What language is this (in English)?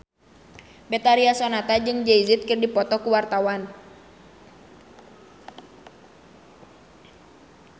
Sundanese